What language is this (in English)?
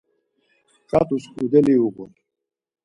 Laz